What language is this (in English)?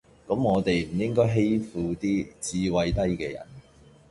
Cantonese